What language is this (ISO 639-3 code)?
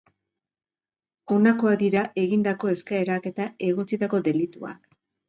eus